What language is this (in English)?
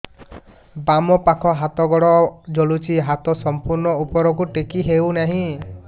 Odia